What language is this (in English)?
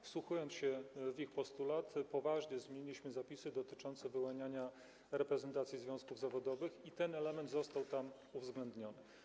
Polish